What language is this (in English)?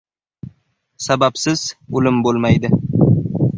Uzbek